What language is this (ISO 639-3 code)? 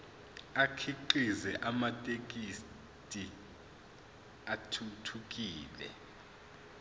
zul